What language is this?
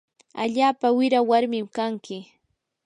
Yanahuanca Pasco Quechua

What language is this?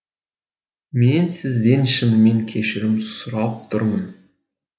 Kazakh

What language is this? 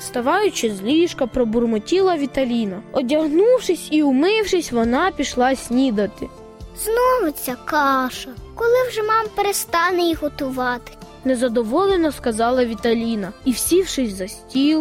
Ukrainian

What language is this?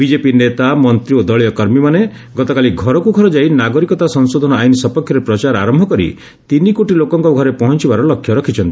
Odia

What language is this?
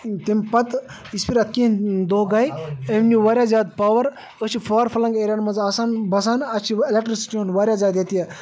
Kashmiri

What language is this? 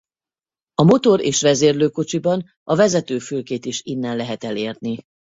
Hungarian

